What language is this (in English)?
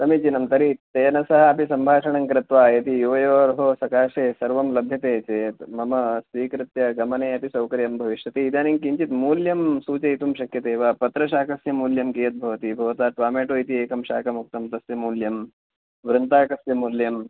Sanskrit